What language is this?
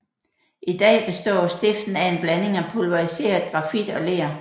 Danish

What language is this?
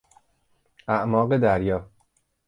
Persian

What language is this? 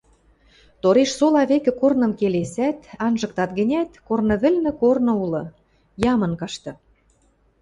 Western Mari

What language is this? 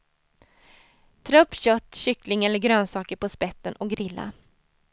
Swedish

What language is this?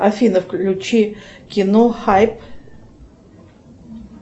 Russian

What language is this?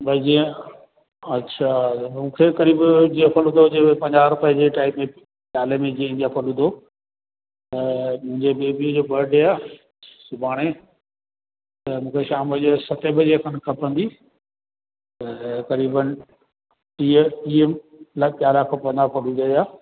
Sindhi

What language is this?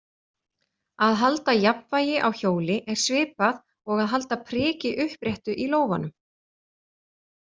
Icelandic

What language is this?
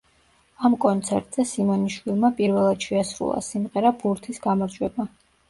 Georgian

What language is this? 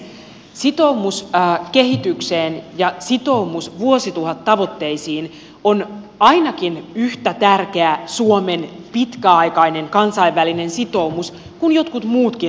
Finnish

